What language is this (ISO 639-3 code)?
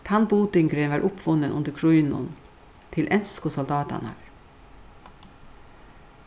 fao